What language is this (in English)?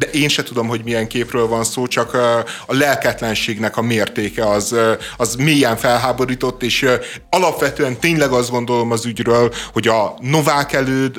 Hungarian